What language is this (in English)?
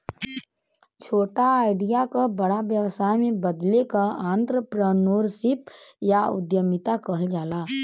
Bhojpuri